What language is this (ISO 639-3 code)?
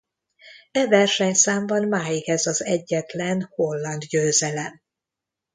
hun